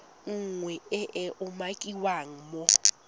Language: Tswana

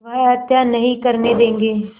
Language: Hindi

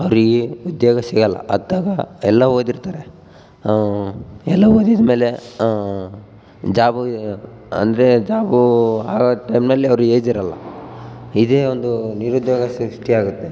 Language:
Kannada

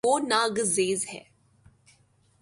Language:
Urdu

